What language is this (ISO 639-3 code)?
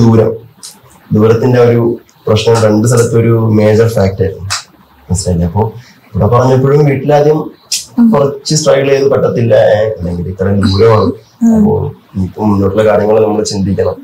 mal